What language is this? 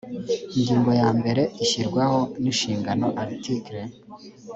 Kinyarwanda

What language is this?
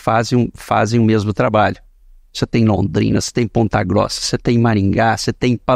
Portuguese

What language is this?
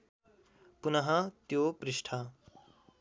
Nepali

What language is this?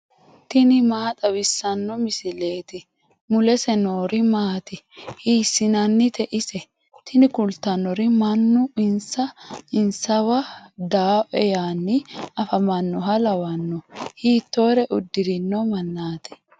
Sidamo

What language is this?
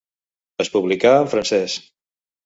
Catalan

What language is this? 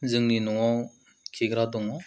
Bodo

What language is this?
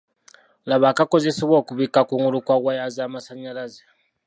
Ganda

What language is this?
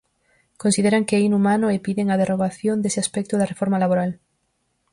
Galician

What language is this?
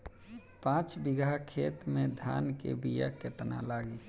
Bhojpuri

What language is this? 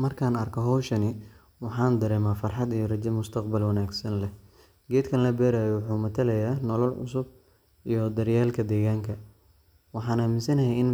Somali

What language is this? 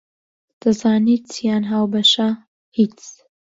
Central Kurdish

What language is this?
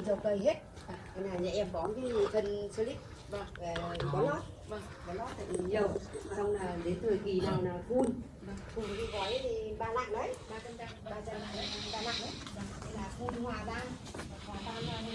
Vietnamese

